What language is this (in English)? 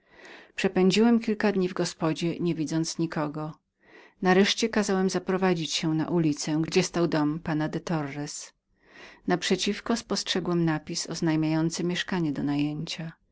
Polish